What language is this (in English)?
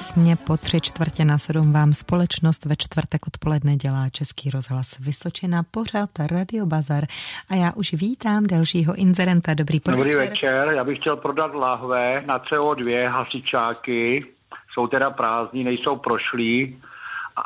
Czech